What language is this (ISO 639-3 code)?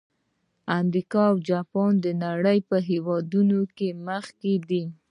pus